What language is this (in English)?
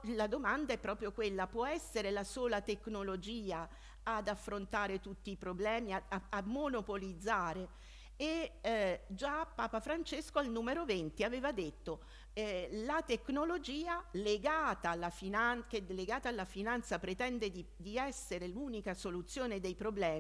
Italian